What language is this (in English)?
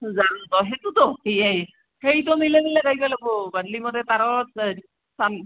Assamese